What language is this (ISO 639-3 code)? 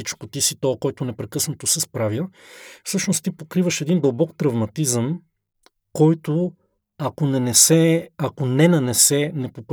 bul